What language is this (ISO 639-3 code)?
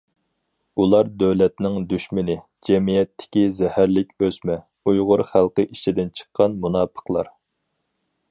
uig